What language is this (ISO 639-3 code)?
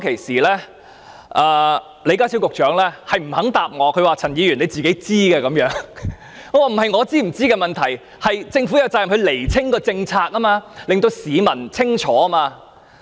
yue